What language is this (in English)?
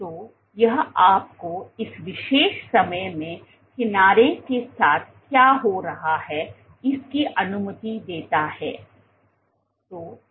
Hindi